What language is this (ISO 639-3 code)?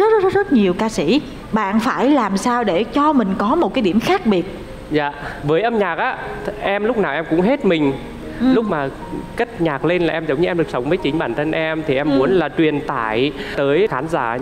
vie